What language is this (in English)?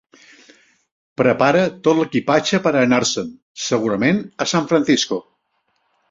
Catalan